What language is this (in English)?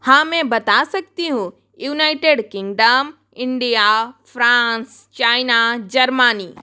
Hindi